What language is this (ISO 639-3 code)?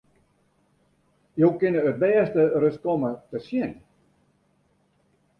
fry